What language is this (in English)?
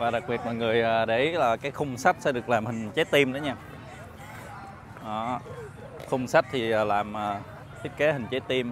Vietnamese